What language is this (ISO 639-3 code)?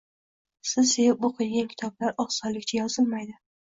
uzb